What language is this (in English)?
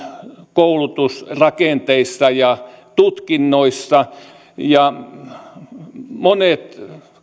Finnish